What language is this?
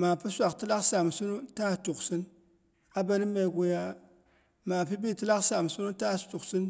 Boghom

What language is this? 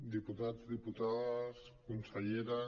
Catalan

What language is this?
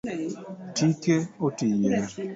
Luo (Kenya and Tanzania)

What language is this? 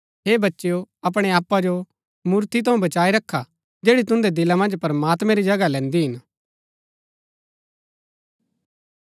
Gaddi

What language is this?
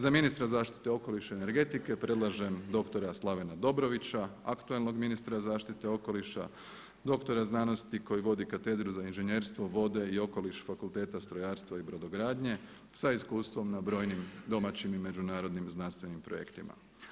Croatian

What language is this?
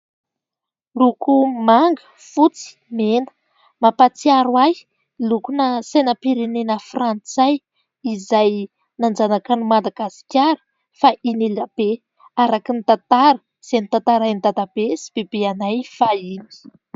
Malagasy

